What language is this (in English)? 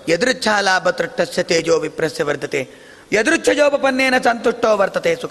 Kannada